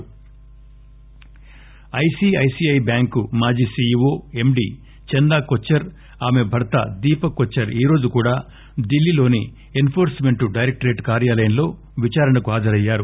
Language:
Telugu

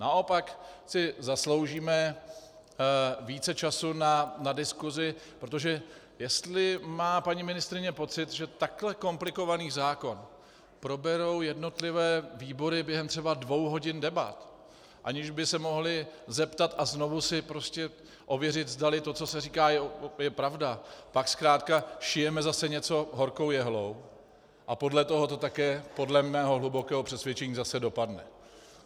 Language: Czech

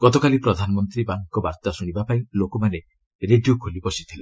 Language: Odia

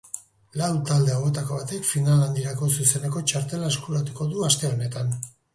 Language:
Basque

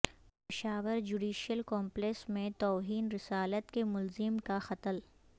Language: Urdu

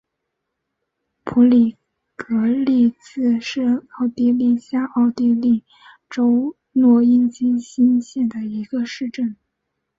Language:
Chinese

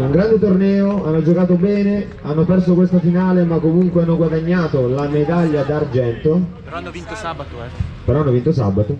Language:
Italian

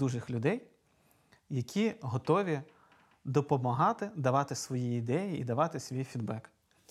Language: Ukrainian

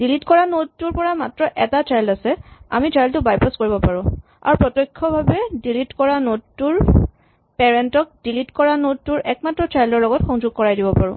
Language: Assamese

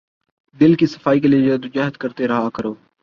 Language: Urdu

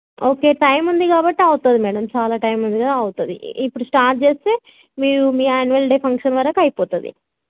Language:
Telugu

